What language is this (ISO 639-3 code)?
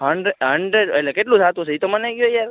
guj